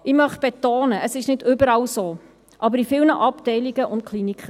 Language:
Swiss German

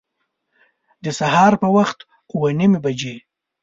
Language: Pashto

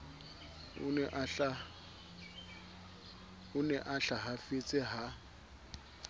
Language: Southern Sotho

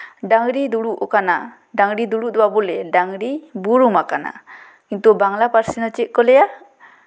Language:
Santali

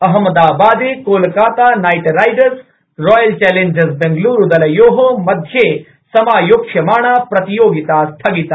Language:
Sanskrit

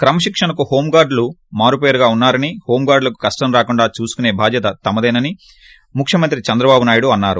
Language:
Telugu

